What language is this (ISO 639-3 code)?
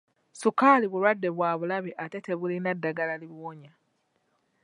lug